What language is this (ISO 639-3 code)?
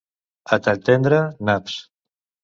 cat